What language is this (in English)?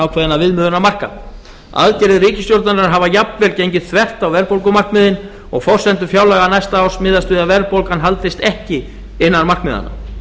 Icelandic